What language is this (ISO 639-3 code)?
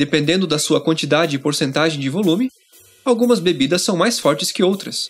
por